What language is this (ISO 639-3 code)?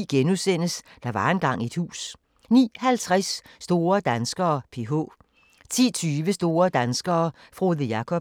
dan